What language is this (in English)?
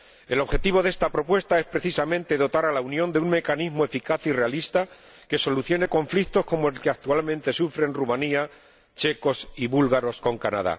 Spanish